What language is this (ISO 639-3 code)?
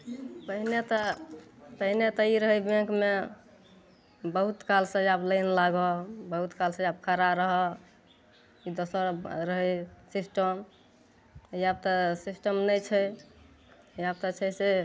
mai